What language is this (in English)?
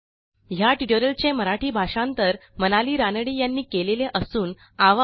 Marathi